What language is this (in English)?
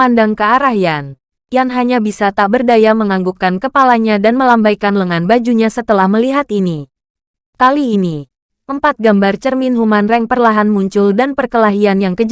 Indonesian